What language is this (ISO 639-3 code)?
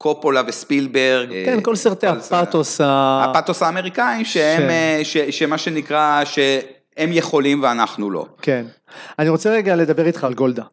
heb